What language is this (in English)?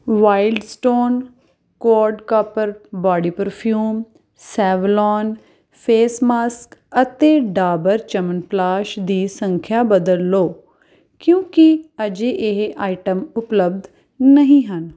Punjabi